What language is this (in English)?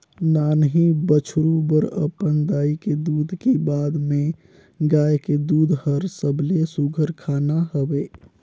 Chhattisgarhi